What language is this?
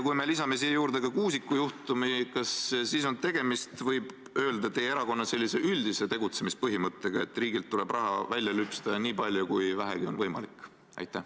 Estonian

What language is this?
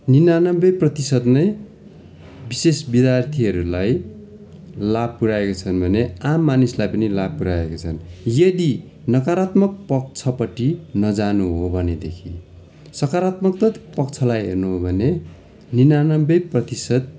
Nepali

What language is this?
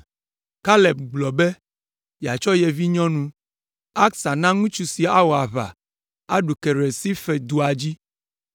Ewe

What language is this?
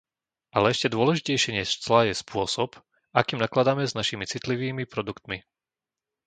Slovak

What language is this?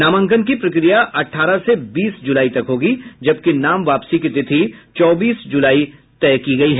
Hindi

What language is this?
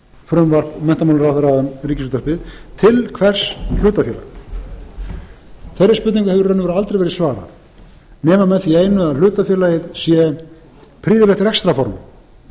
Icelandic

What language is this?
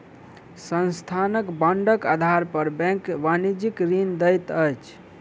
Maithili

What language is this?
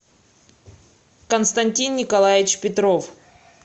Russian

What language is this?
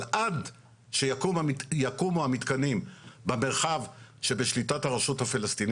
Hebrew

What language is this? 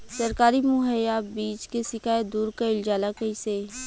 Bhojpuri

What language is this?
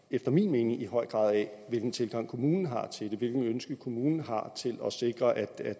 Danish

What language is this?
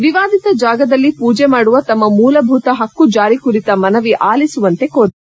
Kannada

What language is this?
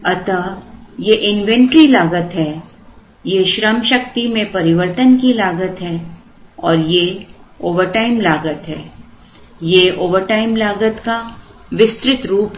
Hindi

